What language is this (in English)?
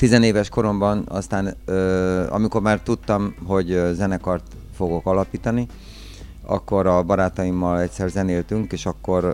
Hungarian